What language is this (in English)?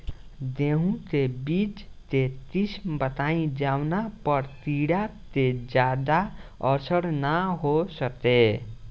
Bhojpuri